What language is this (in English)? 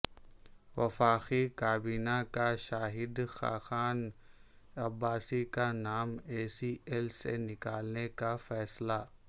Urdu